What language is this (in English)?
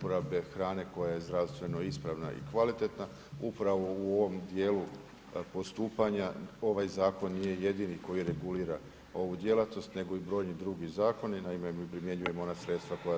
Croatian